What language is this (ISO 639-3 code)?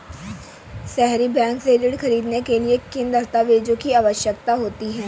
hin